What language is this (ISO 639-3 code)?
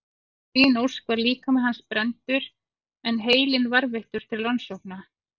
isl